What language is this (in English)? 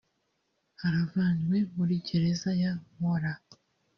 Kinyarwanda